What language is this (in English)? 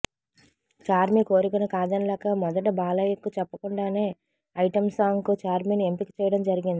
Telugu